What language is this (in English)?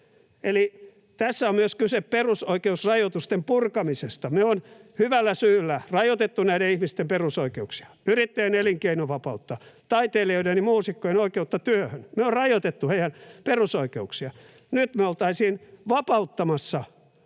Finnish